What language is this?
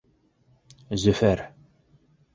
Bashkir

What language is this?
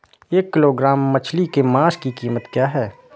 Hindi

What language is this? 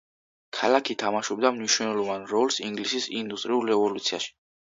Georgian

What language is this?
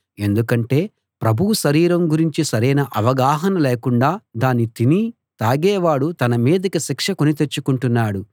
Telugu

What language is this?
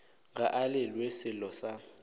Northern Sotho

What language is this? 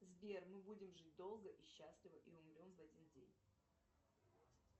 Russian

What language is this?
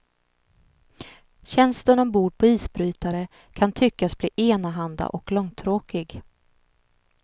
Swedish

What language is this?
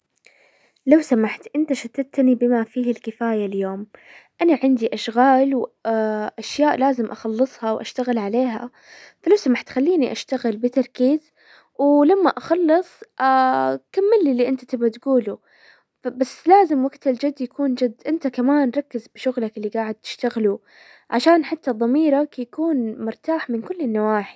Hijazi Arabic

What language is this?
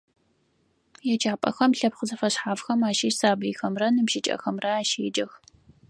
Adyghe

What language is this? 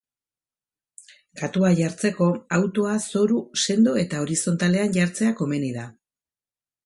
Basque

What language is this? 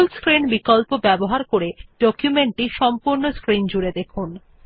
Bangla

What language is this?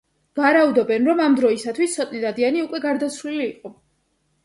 Georgian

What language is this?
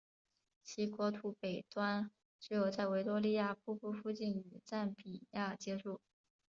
Chinese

